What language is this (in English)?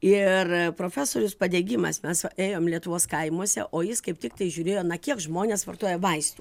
Lithuanian